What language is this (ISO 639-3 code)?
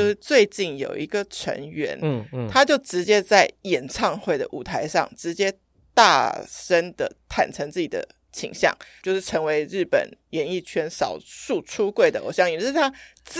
zho